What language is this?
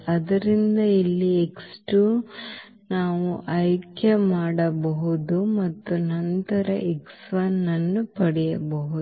Kannada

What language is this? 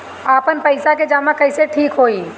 Bhojpuri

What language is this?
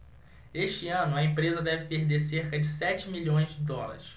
Portuguese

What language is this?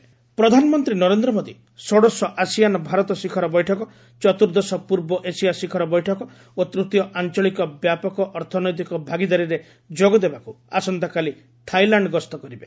Odia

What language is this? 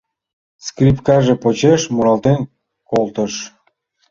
Mari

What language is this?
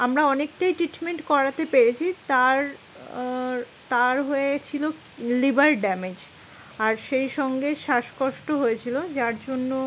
Bangla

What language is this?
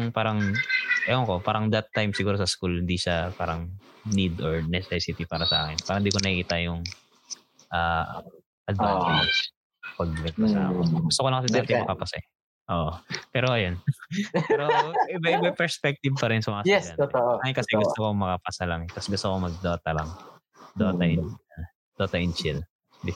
Filipino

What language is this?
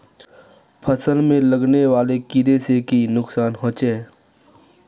Magahi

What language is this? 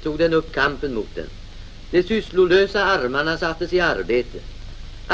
Swedish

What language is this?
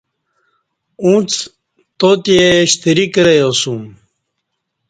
Kati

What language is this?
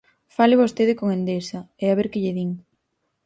Galician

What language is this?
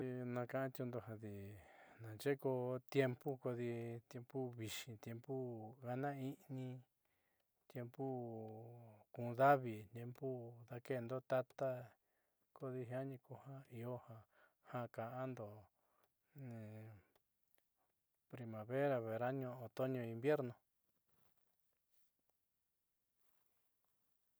Southeastern Nochixtlán Mixtec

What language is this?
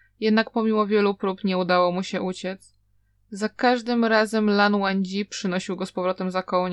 Polish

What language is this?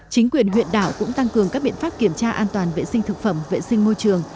Vietnamese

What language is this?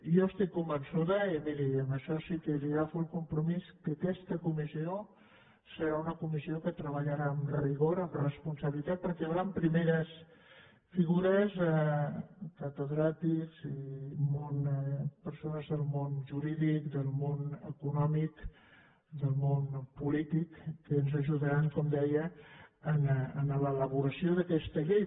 Catalan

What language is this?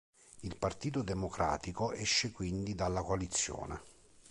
Italian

